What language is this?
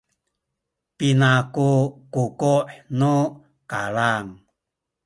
Sakizaya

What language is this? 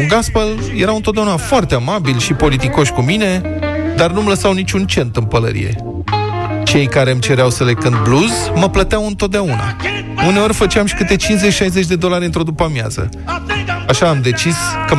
Romanian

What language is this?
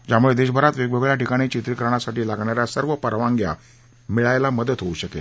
Marathi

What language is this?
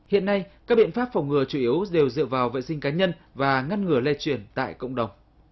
Vietnamese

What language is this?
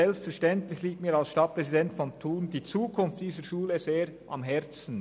Swiss German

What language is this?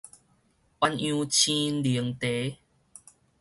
Min Nan Chinese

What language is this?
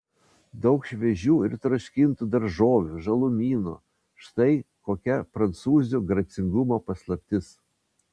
Lithuanian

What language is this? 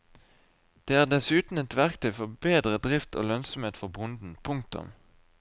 Norwegian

